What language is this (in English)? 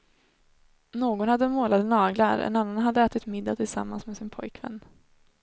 Swedish